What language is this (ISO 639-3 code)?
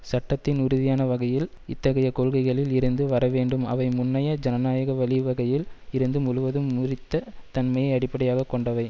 tam